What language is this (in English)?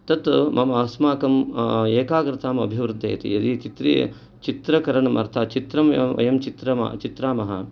Sanskrit